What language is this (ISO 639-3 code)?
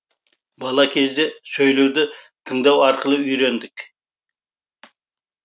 kaz